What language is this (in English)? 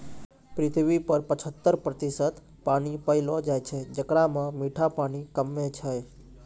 Maithili